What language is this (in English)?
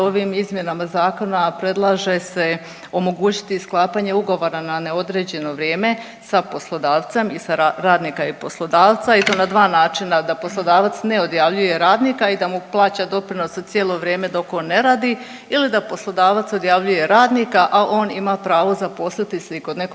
Croatian